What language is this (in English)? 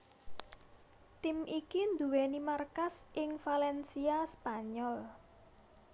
Javanese